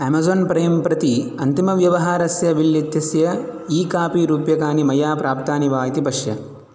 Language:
Sanskrit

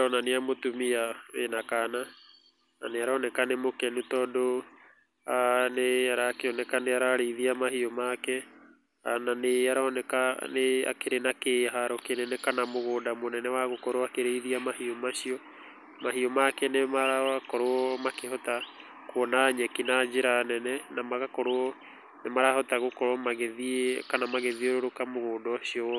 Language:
Kikuyu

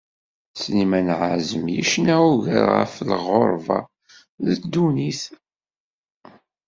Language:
Kabyle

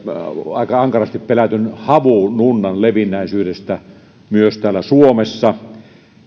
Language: Finnish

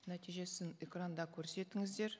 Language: Kazakh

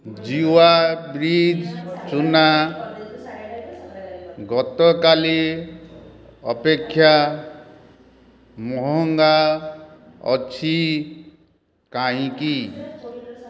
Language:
Odia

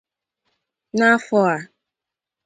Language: Igbo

